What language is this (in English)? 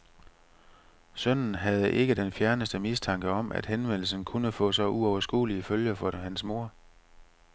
Danish